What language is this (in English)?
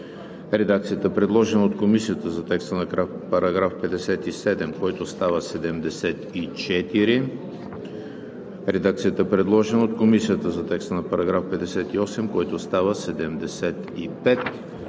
Bulgarian